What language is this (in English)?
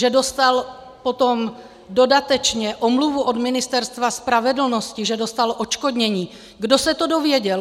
Czech